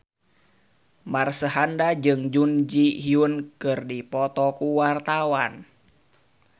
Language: Sundanese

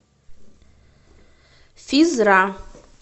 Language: Russian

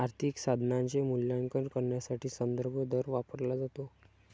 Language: Marathi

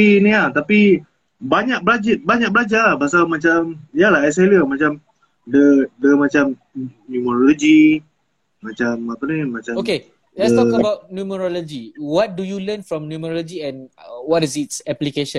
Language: Malay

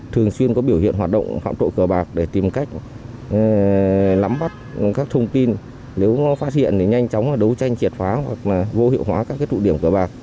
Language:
Vietnamese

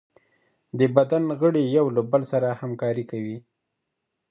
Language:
Pashto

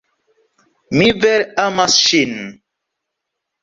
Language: Esperanto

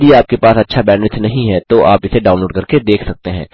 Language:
Hindi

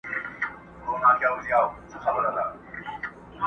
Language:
Pashto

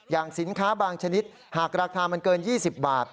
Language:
Thai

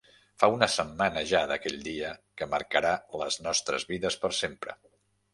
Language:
Catalan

